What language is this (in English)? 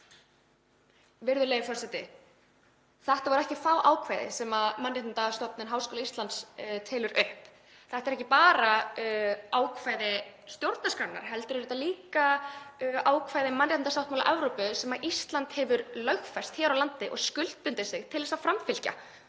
Icelandic